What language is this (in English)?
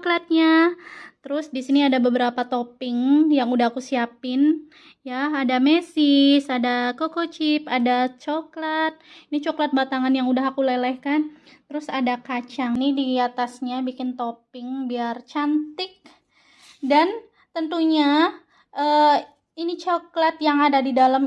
Indonesian